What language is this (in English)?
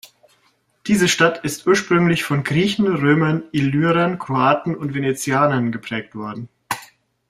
German